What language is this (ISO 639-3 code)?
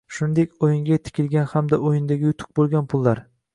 uzb